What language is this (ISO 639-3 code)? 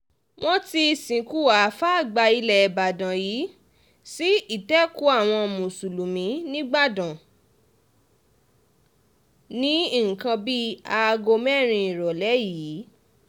yor